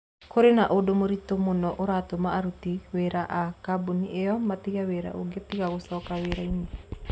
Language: Kikuyu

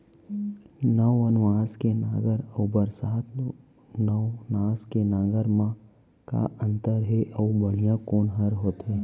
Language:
Chhattisgarhi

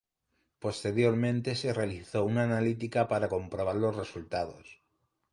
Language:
Spanish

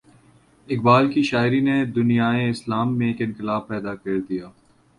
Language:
Urdu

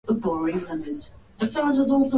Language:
Swahili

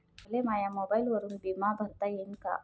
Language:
Marathi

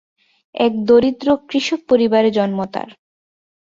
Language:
Bangla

